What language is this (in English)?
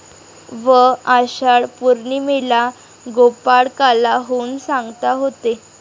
Marathi